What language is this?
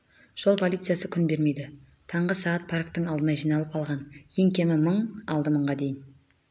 Kazakh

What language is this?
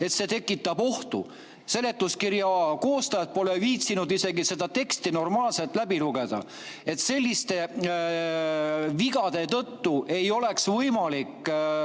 Estonian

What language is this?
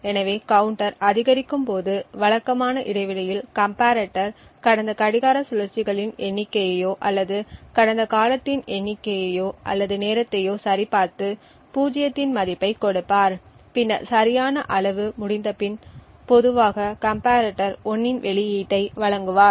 Tamil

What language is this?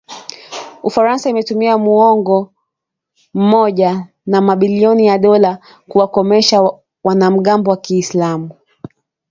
Swahili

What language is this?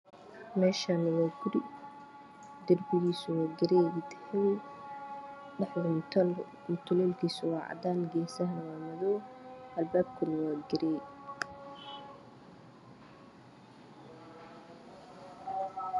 Somali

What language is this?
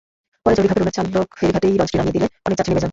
Bangla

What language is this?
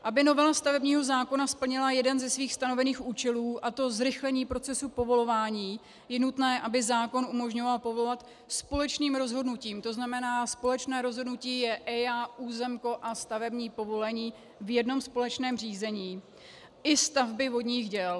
Czech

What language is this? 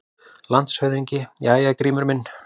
Icelandic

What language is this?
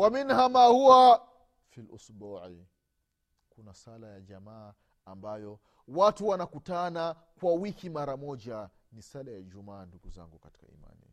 Swahili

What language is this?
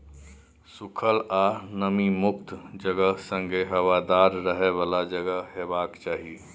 Maithili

